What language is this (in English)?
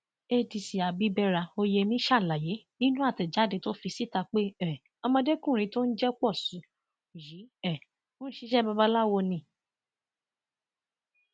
Yoruba